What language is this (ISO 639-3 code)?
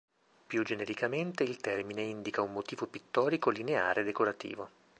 ita